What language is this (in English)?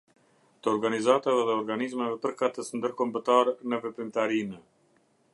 Albanian